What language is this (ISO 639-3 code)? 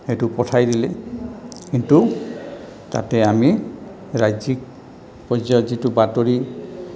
asm